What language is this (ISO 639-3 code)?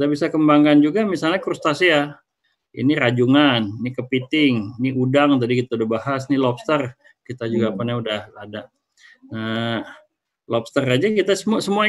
ind